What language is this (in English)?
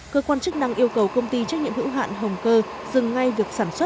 Vietnamese